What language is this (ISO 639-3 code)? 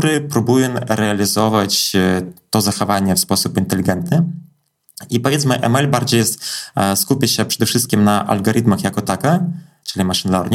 pol